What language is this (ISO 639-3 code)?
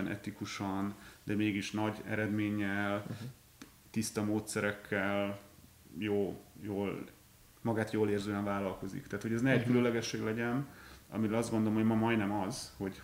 hun